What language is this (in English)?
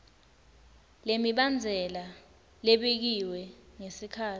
Swati